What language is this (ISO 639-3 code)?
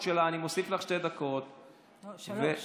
heb